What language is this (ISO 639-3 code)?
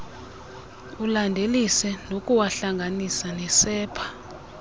xho